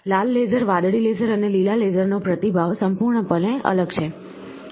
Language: Gujarati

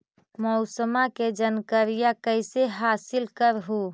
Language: Magahi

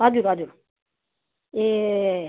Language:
Nepali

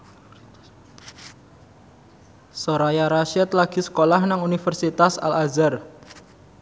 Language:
Javanese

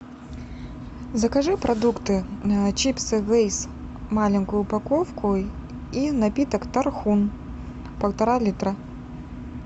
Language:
Russian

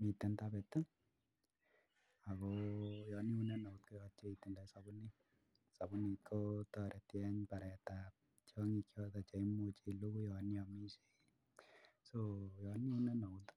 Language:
Kalenjin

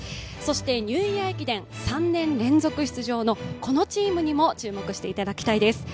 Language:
Japanese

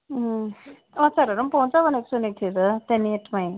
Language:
Nepali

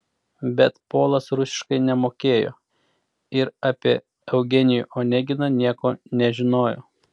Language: Lithuanian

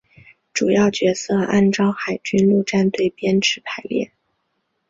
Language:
Chinese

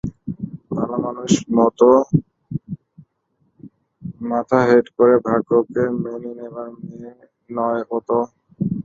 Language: Bangla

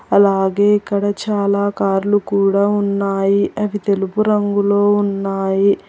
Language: Telugu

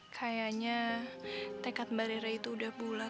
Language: Indonesian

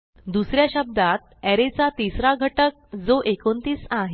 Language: Marathi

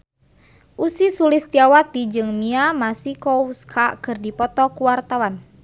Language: Sundanese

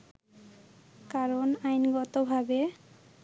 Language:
Bangla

